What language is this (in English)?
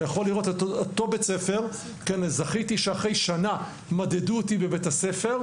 Hebrew